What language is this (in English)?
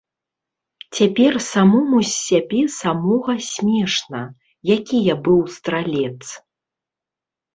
Belarusian